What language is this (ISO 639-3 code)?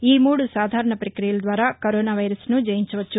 tel